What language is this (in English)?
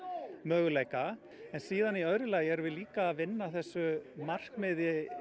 Icelandic